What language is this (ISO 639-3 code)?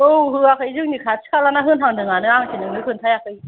brx